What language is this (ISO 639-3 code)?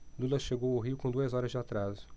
por